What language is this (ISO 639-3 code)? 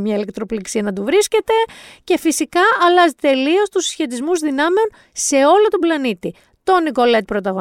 ell